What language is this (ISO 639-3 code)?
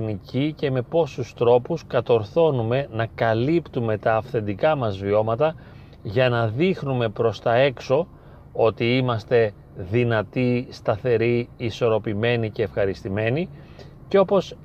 ell